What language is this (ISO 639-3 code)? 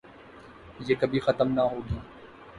urd